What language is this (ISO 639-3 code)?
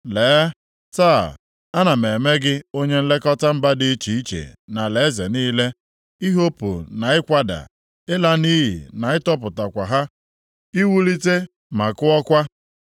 ibo